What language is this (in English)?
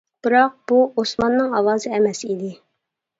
Uyghur